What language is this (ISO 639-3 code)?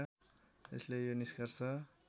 nep